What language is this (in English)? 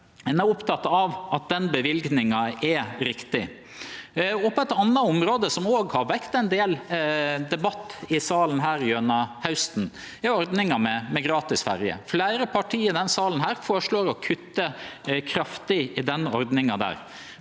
Norwegian